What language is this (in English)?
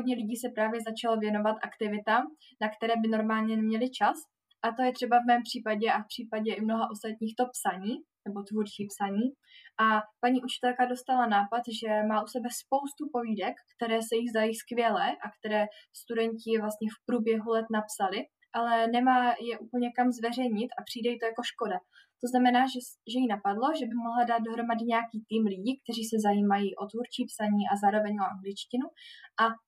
Czech